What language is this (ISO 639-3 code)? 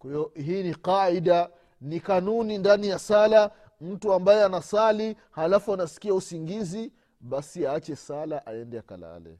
swa